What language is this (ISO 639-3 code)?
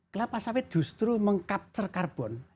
ind